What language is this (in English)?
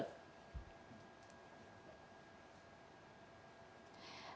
Vietnamese